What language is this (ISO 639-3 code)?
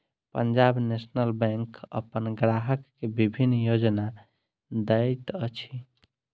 mai